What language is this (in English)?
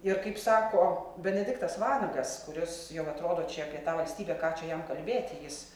Lithuanian